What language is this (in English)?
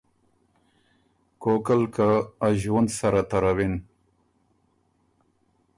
Ormuri